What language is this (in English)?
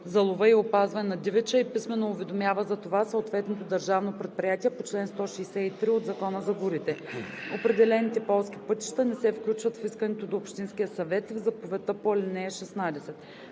Bulgarian